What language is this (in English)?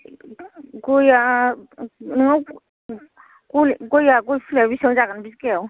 Bodo